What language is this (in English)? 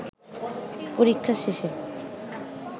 Bangla